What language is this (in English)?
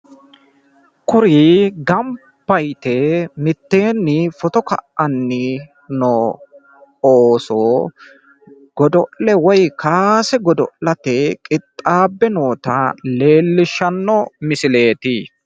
Sidamo